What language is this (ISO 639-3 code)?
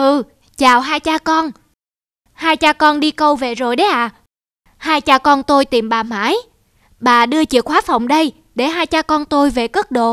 vie